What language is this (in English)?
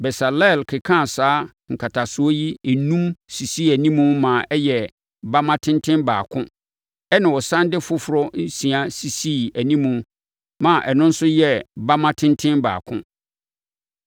Akan